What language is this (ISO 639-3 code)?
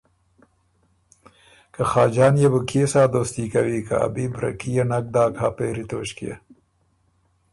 oru